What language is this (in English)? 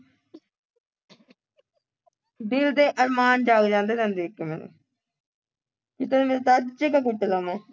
Punjabi